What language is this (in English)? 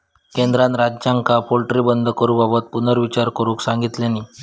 Marathi